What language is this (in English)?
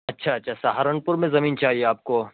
Urdu